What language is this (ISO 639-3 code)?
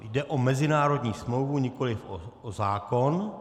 ces